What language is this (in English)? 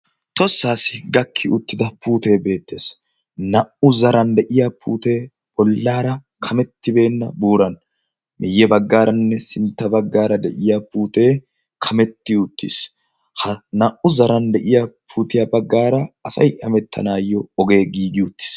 Wolaytta